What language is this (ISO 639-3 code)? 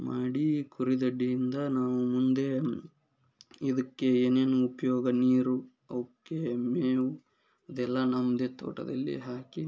kan